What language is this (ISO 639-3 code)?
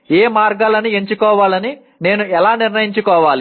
tel